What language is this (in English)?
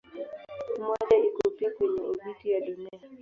Swahili